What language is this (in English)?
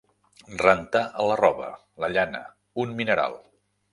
Catalan